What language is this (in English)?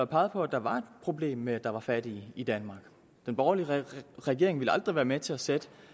Danish